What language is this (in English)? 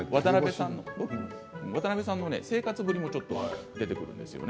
Japanese